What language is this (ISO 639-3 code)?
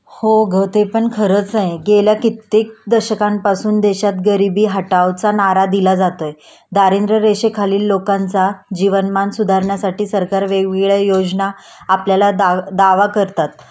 mar